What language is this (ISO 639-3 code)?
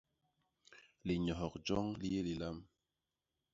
bas